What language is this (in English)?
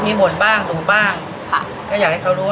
Thai